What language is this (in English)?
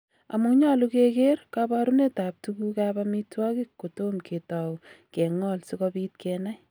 Kalenjin